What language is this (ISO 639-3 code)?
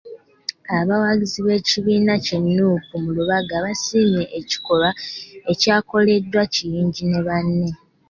lug